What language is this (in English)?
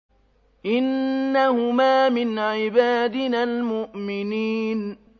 Arabic